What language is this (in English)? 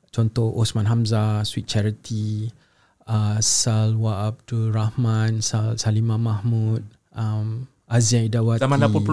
Malay